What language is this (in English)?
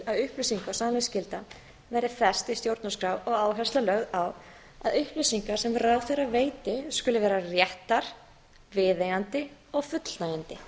Icelandic